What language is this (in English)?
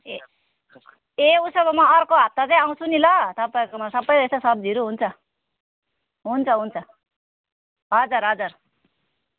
Nepali